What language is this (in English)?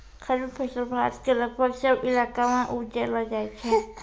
Maithili